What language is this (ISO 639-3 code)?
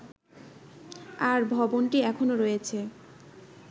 ben